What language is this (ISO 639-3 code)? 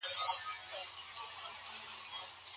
pus